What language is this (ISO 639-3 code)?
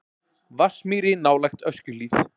isl